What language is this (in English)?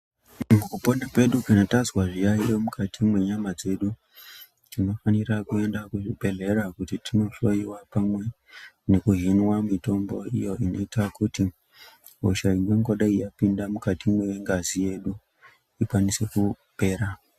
Ndau